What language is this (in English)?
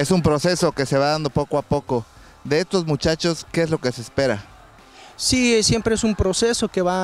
Spanish